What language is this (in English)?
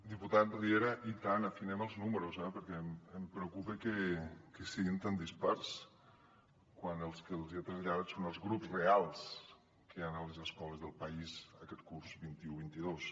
Catalan